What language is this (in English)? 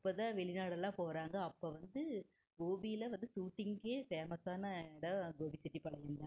Tamil